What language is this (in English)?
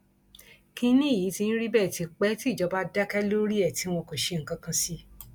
Yoruba